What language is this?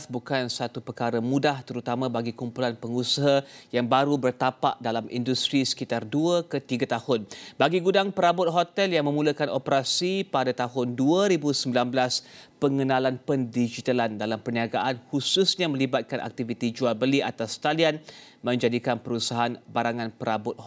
Malay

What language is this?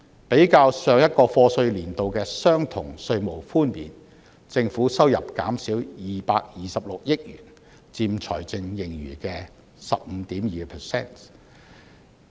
Cantonese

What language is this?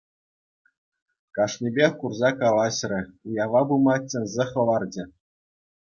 Chuvash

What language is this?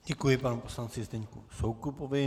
Czech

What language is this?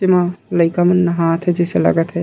Chhattisgarhi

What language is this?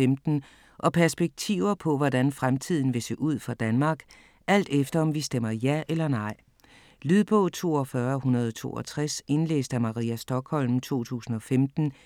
Danish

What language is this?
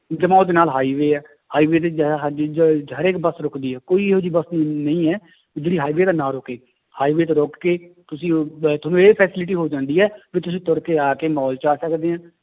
Punjabi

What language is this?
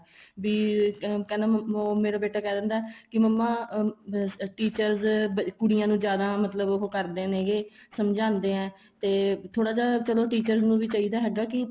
Punjabi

